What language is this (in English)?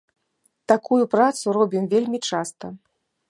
Belarusian